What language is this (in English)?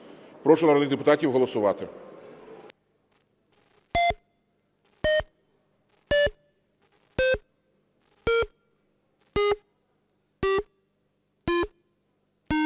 Ukrainian